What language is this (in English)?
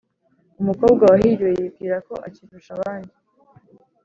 Kinyarwanda